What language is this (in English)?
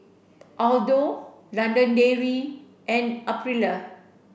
English